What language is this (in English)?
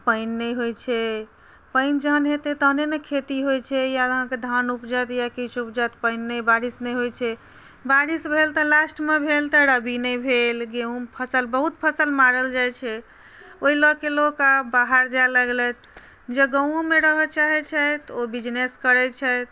Maithili